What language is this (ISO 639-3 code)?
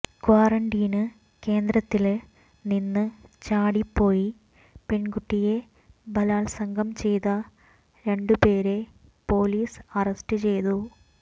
mal